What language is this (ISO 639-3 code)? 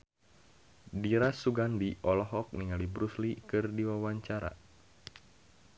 sun